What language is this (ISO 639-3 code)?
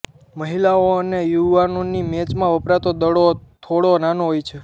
guj